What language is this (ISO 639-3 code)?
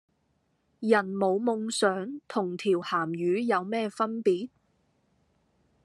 yue